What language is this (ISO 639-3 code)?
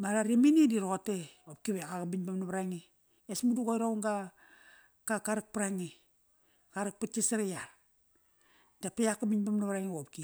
ckr